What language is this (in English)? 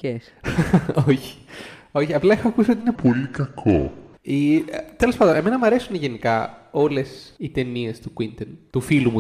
Greek